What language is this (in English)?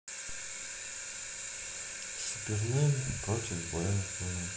Russian